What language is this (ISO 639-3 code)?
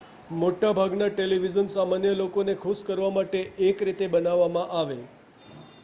guj